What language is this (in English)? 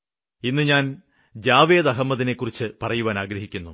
Malayalam